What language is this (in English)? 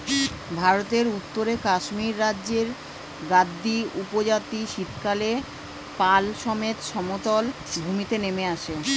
Bangla